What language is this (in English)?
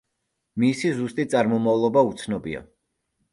Georgian